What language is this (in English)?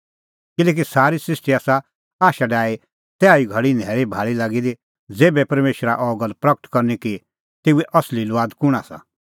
Kullu Pahari